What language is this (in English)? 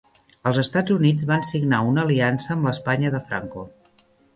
Catalan